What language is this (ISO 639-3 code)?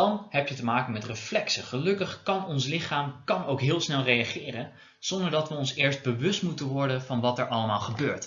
nld